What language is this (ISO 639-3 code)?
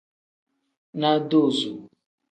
kdh